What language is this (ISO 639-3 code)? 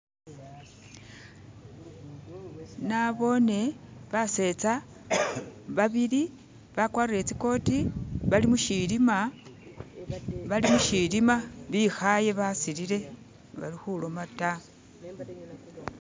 myx